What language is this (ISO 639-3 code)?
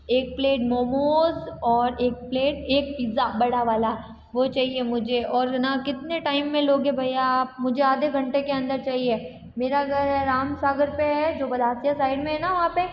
hin